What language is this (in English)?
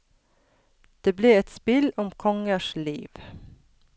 Norwegian